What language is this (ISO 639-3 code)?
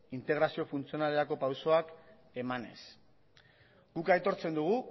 eus